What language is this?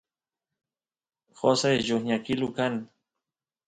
Santiago del Estero Quichua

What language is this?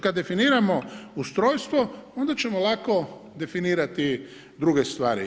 Croatian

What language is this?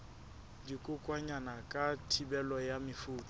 Southern Sotho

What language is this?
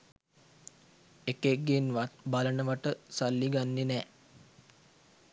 Sinhala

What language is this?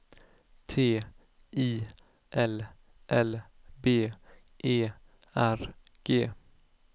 Swedish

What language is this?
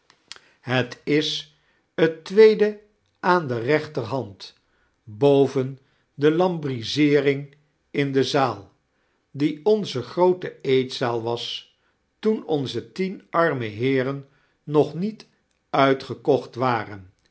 Dutch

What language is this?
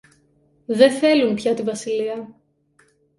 Greek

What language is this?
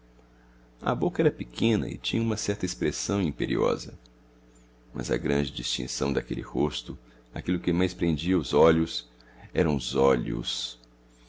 Portuguese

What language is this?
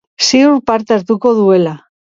Basque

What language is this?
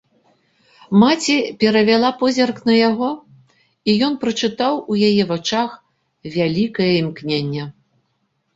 Belarusian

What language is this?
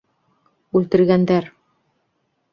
Bashkir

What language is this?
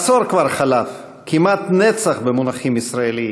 Hebrew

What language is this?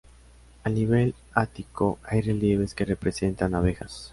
Spanish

